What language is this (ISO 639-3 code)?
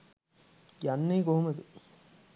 sin